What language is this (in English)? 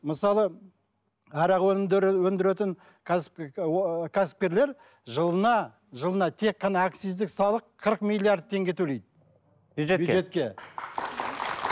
Kazakh